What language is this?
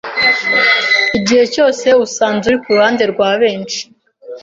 Kinyarwanda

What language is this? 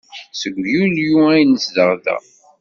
Kabyle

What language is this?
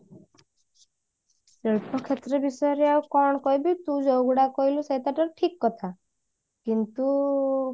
Odia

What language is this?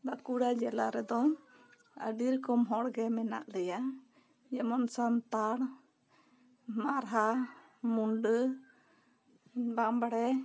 Santali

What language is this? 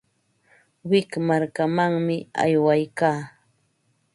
Ambo-Pasco Quechua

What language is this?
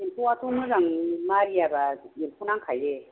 Bodo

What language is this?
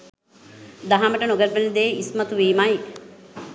Sinhala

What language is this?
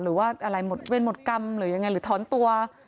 Thai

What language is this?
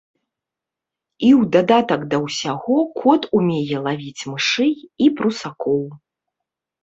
Belarusian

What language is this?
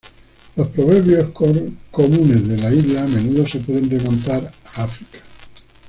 Spanish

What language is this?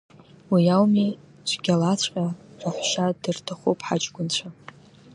Abkhazian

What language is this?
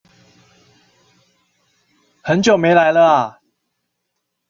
Chinese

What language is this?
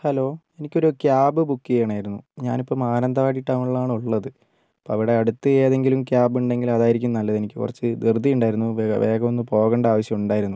Malayalam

